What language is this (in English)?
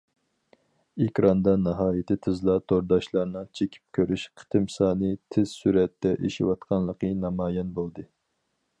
Uyghur